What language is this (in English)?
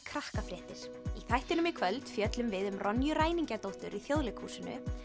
Icelandic